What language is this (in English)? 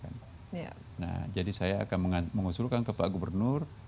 Indonesian